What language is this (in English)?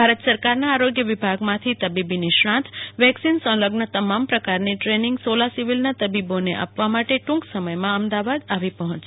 Gujarati